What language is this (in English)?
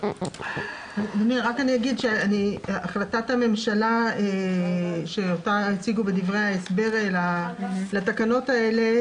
Hebrew